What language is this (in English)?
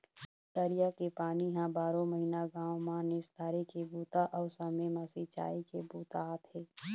Chhattisgarhi